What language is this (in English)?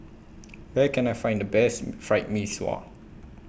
English